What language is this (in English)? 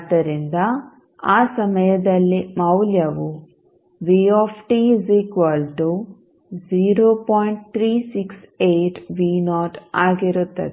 Kannada